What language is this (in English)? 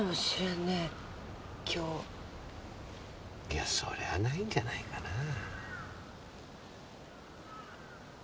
Japanese